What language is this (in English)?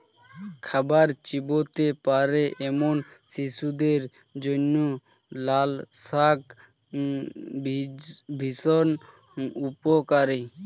Bangla